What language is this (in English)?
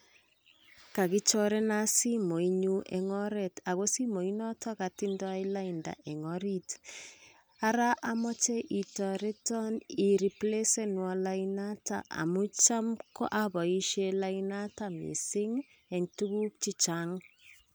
Kalenjin